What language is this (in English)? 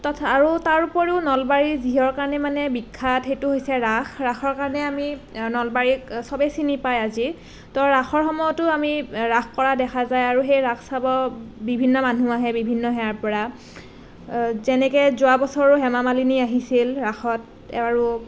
Assamese